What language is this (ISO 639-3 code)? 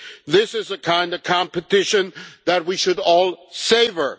eng